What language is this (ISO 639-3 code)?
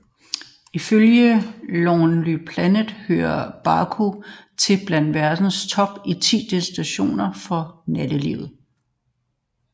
dan